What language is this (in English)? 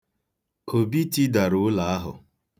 Igbo